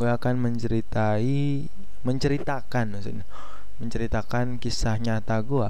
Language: Indonesian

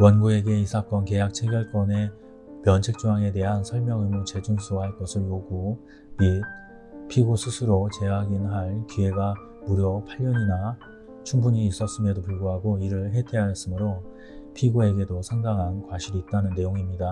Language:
Korean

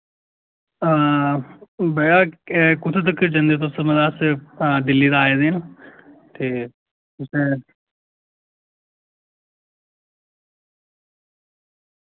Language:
Dogri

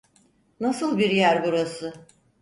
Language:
Turkish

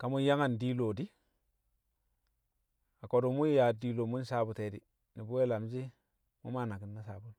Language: Kamo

